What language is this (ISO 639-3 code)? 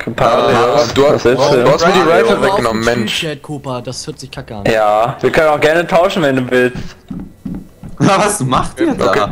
deu